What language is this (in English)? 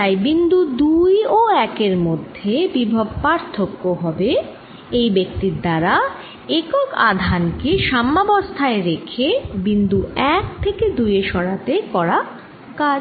Bangla